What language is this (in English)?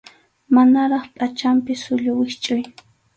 Arequipa-La Unión Quechua